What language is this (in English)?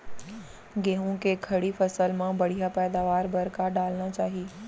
Chhattisgarhi